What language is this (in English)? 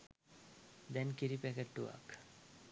Sinhala